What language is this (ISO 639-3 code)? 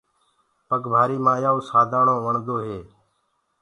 ggg